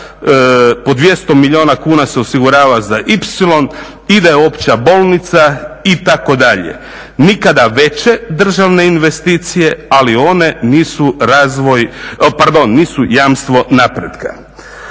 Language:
Croatian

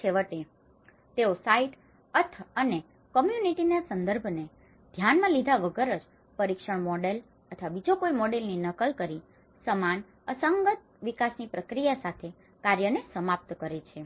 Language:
Gujarati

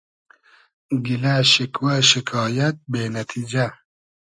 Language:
Hazaragi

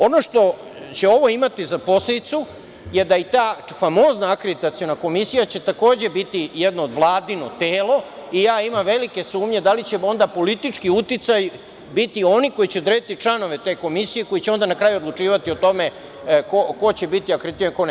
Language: Serbian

